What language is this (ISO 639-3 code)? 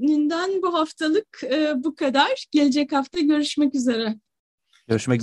tur